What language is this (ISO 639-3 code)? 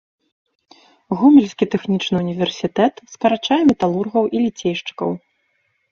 bel